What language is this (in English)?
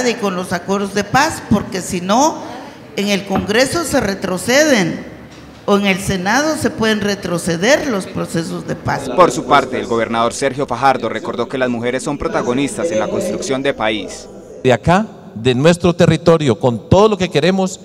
Spanish